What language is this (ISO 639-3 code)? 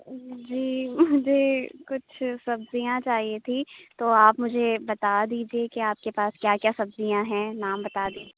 urd